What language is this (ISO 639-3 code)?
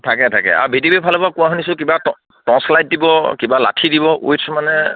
asm